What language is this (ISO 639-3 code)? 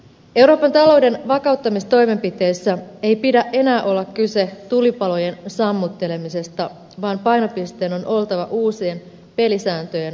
fin